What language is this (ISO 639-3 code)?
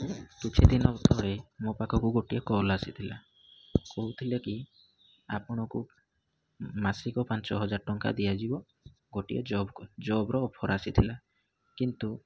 ori